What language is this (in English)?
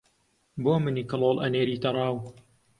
Central Kurdish